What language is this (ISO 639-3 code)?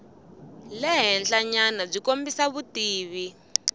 tso